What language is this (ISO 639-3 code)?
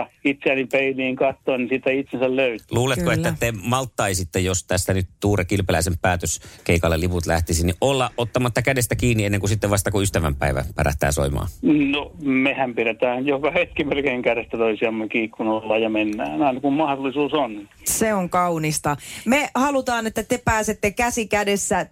fin